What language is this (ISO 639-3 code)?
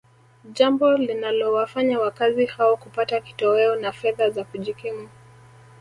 swa